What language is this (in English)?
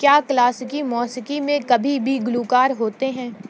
Urdu